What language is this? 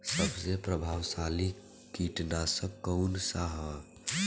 Bhojpuri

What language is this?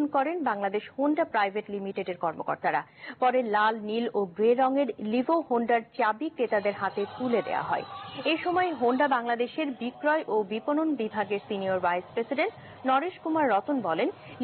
Hindi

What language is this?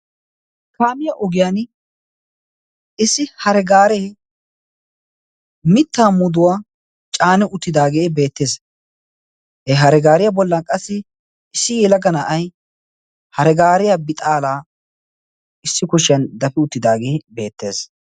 Wolaytta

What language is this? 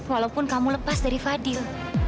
Indonesian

